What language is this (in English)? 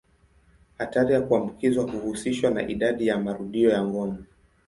Swahili